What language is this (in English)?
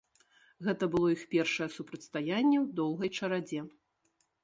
Belarusian